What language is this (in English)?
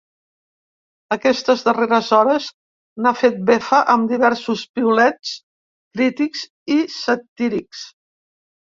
Catalan